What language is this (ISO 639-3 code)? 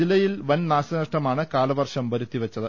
mal